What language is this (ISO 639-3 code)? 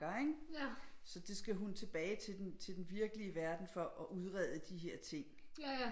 dan